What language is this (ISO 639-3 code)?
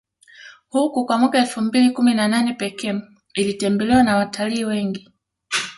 swa